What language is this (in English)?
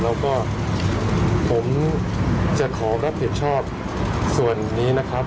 Thai